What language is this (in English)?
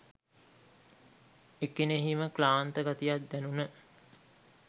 Sinhala